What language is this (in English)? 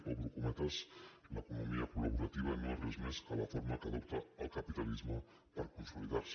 Catalan